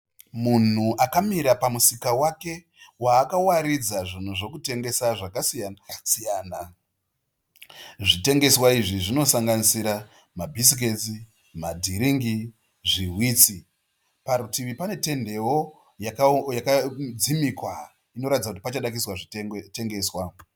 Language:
Shona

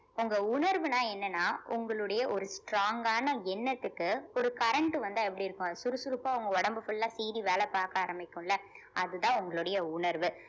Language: Tamil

